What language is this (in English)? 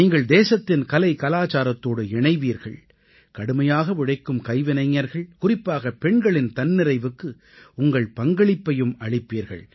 Tamil